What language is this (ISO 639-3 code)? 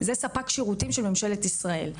heb